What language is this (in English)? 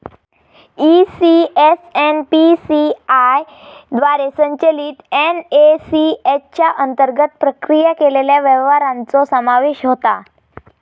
Marathi